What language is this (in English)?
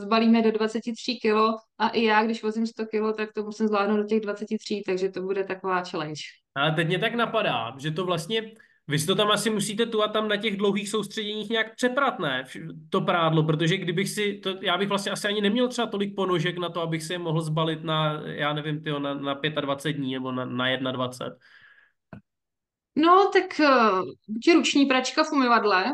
Czech